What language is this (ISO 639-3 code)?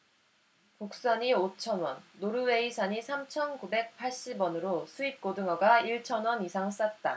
kor